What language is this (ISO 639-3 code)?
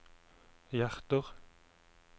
nor